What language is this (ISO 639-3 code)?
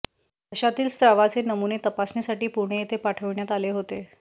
mar